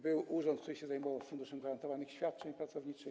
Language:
Polish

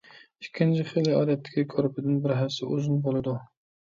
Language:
Uyghur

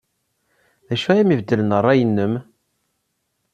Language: Kabyle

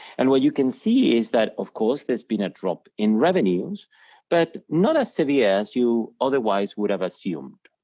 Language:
English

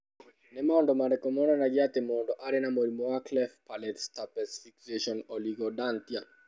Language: Kikuyu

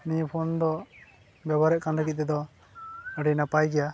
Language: Santali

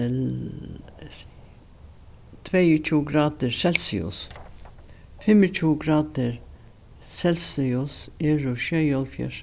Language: Faroese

